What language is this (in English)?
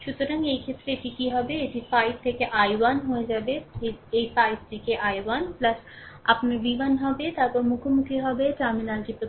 Bangla